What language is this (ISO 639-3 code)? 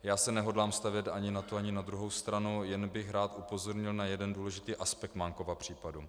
ces